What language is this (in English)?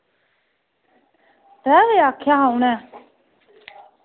Dogri